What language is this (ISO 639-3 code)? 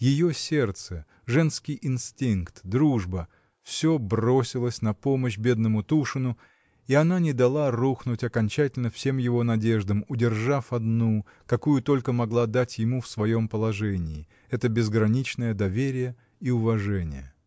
rus